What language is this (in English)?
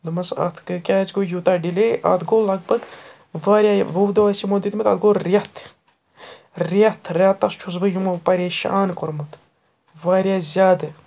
Kashmiri